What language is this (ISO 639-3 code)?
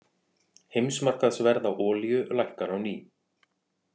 isl